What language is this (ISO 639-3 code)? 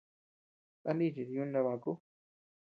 cux